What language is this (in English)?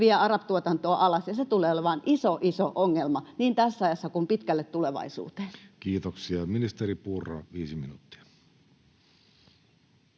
Finnish